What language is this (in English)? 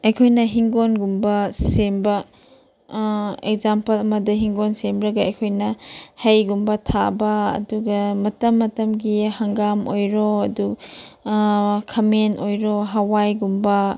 Manipuri